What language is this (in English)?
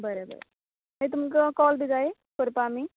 Konkani